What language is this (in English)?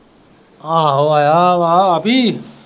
Punjabi